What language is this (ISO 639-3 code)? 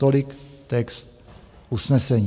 ces